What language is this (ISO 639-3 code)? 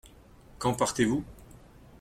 fra